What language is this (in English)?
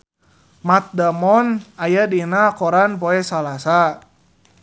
Sundanese